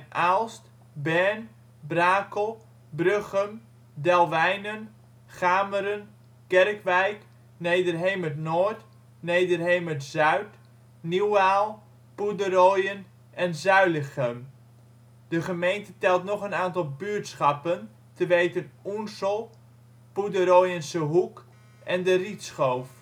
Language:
Dutch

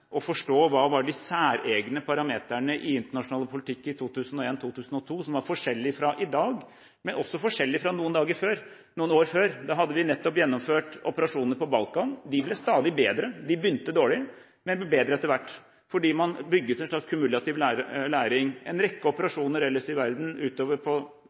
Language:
Norwegian Bokmål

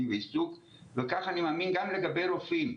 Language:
Hebrew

